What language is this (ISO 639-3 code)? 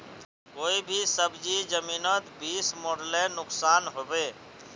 mag